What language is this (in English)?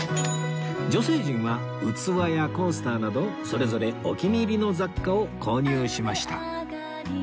Japanese